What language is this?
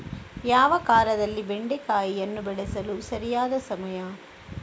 Kannada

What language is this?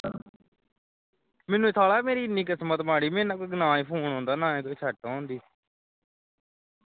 Punjabi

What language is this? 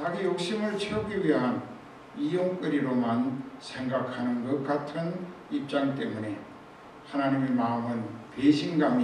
Korean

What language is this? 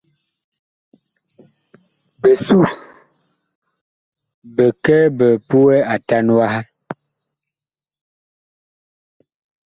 Bakoko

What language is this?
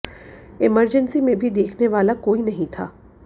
Hindi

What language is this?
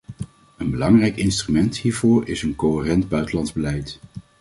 Dutch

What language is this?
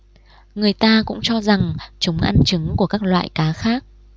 Vietnamese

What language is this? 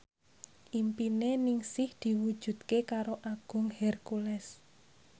Javanese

